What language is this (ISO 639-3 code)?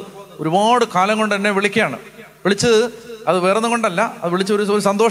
hin